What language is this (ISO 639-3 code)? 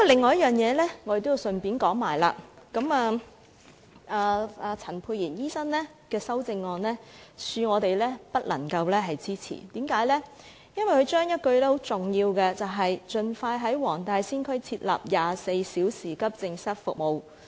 yue